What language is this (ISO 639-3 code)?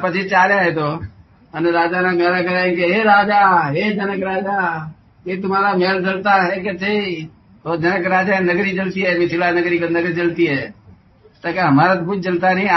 guj